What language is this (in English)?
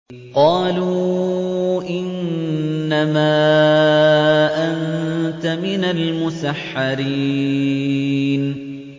Arabic